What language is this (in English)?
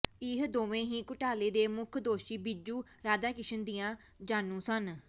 Punjabi